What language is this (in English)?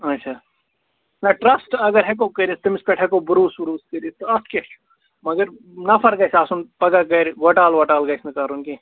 Kashmiri